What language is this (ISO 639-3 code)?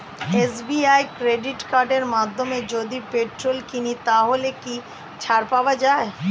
ben